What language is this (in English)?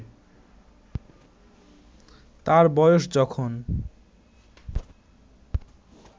Bangla